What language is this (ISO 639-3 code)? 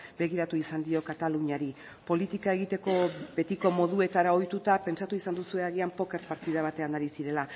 eus